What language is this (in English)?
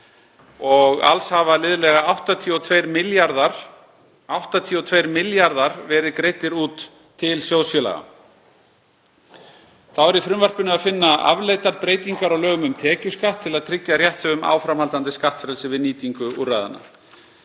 Icelandic